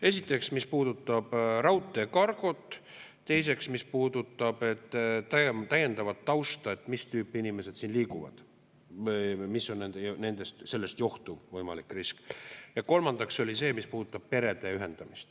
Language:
Estonian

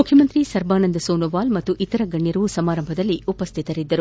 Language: Kannada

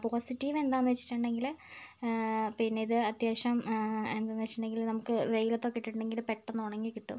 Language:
Malayalam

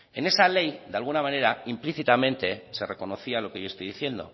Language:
Spanish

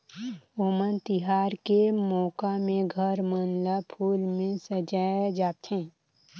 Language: Chhattisgarhi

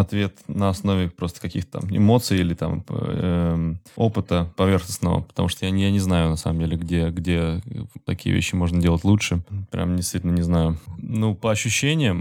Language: Russian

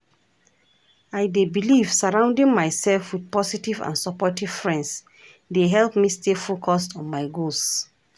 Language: Nigerian Pidgin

